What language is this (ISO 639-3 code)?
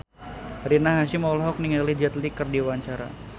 sun